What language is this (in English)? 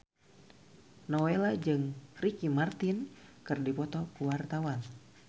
Sundanese